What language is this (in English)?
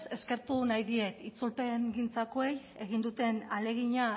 Basque